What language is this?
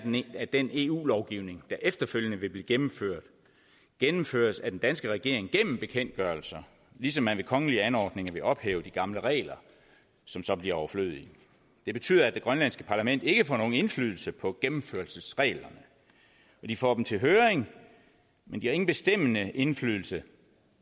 Danish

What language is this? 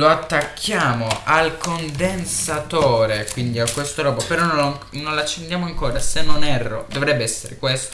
Italian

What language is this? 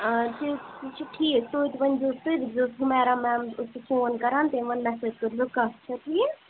Kashmiri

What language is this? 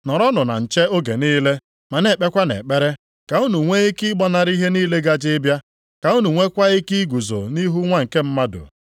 Igbo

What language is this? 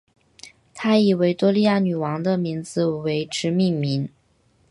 Chinese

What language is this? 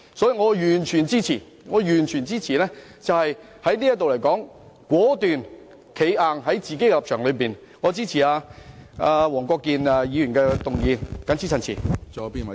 Cantonese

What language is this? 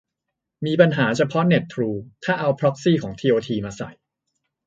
Thai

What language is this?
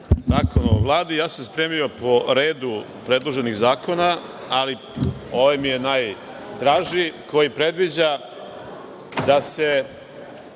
Serbian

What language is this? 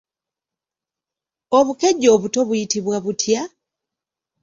Ganda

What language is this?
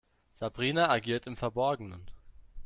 German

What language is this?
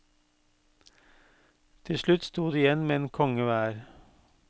Norwegian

